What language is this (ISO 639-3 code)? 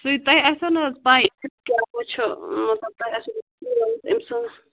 kas